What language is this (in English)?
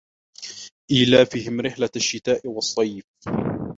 Arabic